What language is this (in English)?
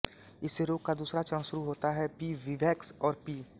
Hindi